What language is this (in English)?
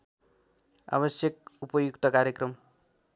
Nepali